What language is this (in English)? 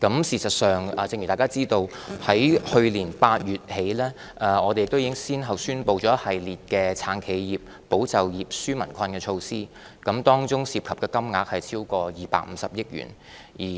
Cantonese